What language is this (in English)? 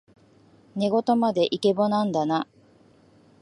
Japanese